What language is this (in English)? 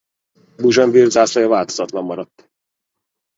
Hungarian